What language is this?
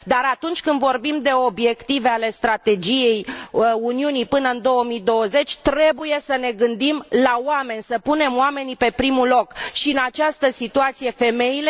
Romanian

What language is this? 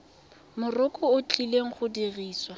Tswana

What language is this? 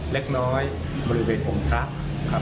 Thai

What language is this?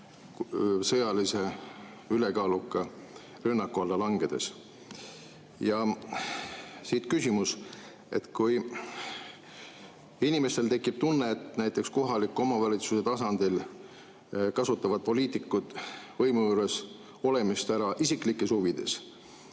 Estonian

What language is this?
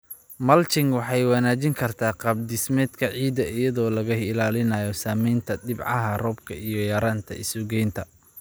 Somali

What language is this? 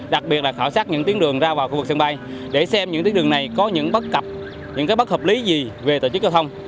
Vietnamese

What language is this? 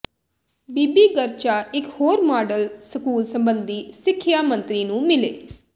Punjabi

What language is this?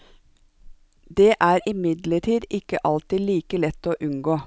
Norwegian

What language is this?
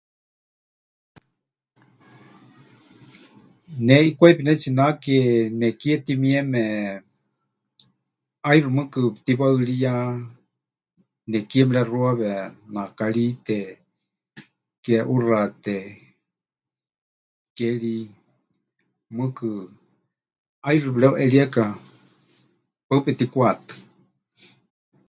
Huichol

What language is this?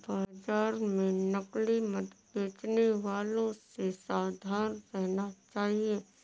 Hindi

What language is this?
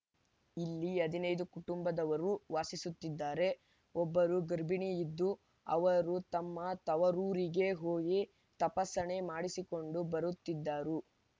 Kannada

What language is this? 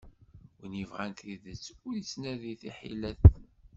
Kabyle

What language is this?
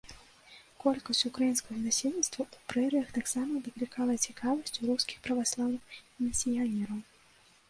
Belarusian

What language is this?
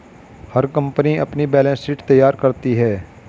Hindi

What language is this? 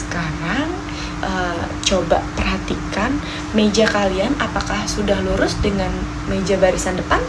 Indonesian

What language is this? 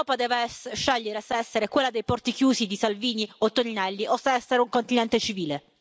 Italian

